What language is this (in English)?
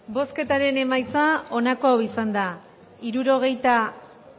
Basque